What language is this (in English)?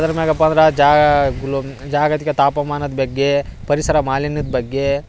Kannada